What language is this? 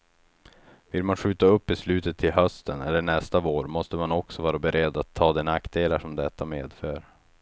Swedish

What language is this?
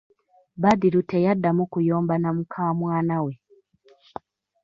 Ganda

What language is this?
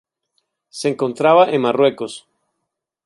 Spanish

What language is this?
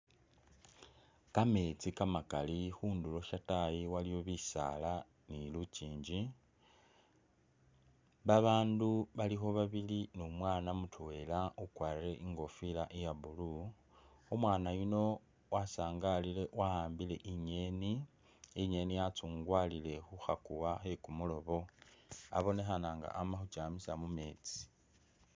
Masaaba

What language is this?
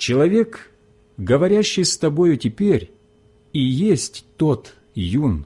Russian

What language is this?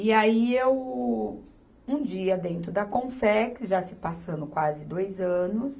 Portuguese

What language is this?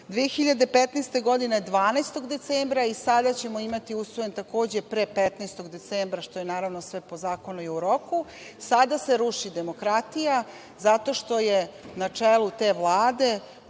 Serbian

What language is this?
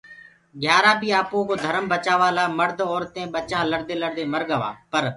Gurgula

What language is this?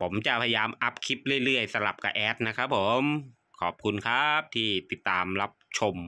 Thai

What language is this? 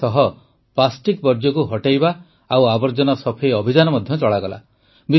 Odia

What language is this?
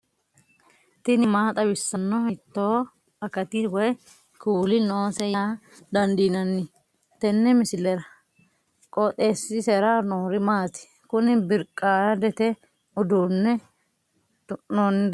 Sidamo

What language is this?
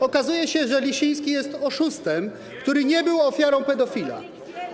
Polish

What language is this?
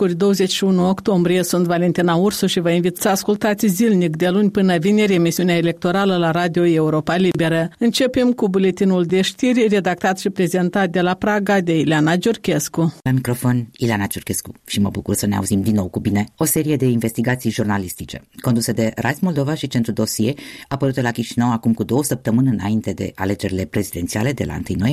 Romanian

